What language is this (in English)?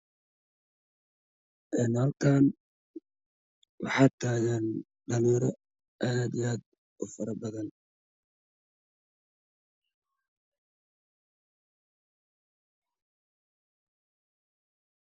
Somali